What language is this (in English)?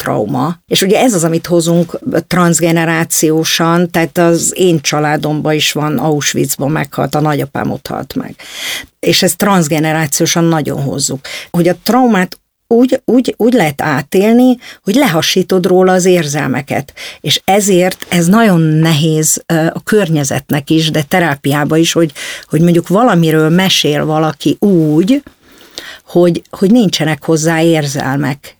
Hungarian